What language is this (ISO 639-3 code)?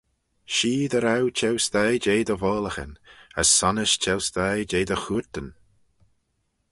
glv